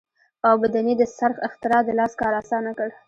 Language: Pashto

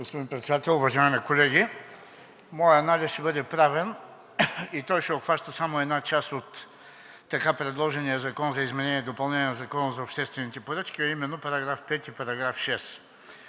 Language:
Bulgarian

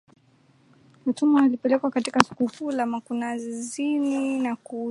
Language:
Swahili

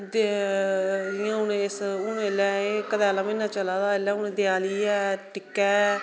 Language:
Dogri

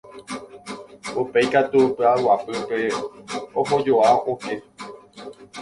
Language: Guarani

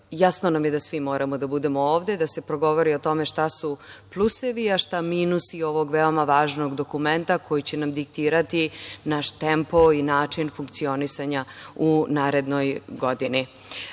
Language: Serbian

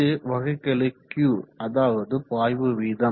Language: Tamil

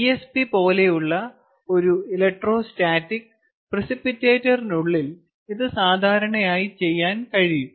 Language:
Malayalam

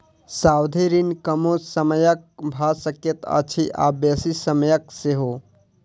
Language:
Maithili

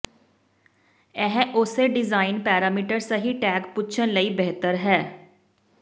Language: Punjabi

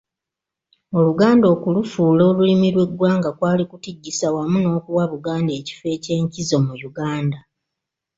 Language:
Ganda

